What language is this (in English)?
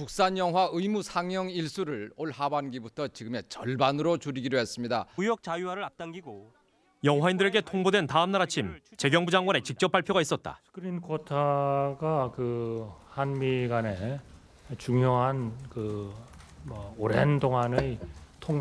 Korean